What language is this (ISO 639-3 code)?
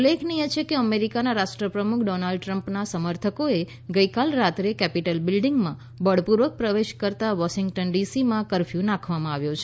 guj